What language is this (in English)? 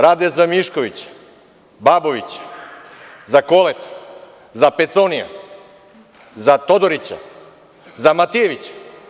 Serbian